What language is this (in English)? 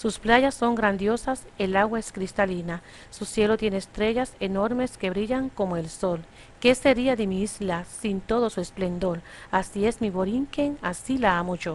Spanish